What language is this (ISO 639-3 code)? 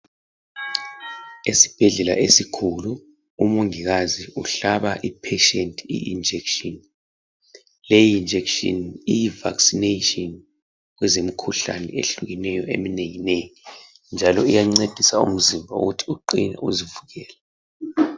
nde